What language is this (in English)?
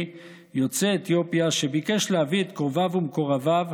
Hebrew